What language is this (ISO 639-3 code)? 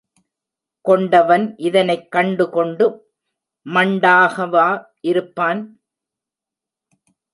tam